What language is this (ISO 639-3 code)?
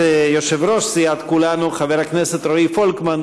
heb